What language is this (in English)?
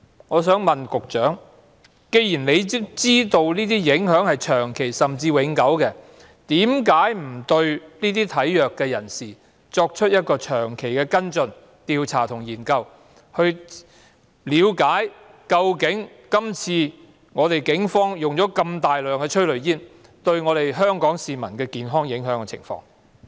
Cantonese